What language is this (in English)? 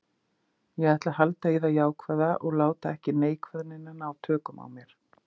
Icelandic